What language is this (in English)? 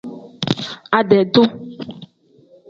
Tem